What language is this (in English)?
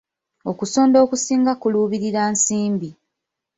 Ganda